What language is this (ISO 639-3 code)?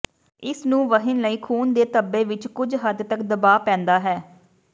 pan